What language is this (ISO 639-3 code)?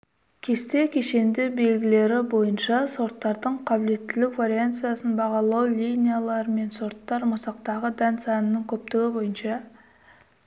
kaz